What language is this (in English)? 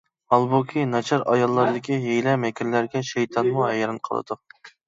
Uyghur